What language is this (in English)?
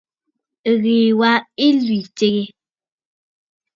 Bafut